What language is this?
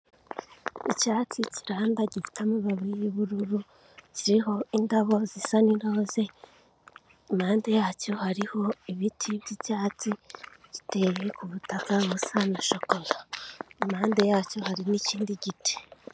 Kinyarwanda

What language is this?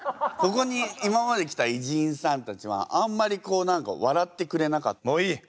Japanese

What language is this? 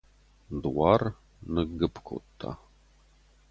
Ossetic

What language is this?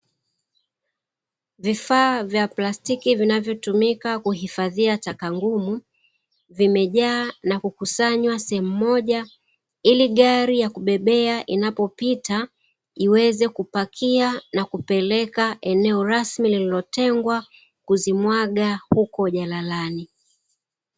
Swahili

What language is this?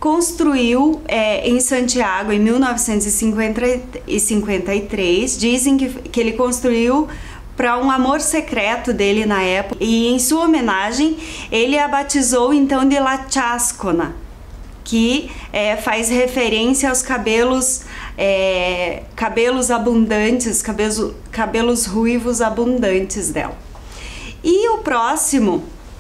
Portuguese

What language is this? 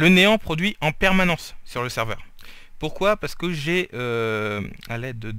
French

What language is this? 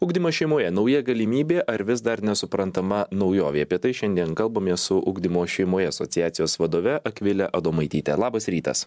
Lithuanian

